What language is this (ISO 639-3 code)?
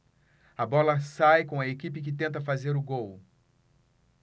por